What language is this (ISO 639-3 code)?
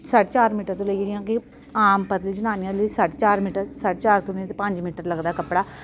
doi